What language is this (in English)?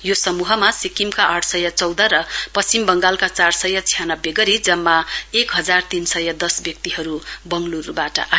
Nepali